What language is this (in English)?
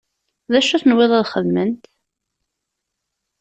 Kabyle